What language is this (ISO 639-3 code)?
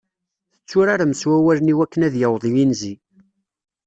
kab